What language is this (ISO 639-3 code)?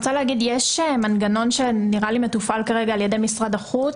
heb